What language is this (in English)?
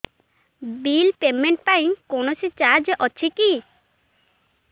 Odia